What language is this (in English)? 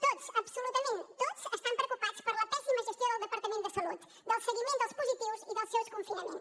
Catalan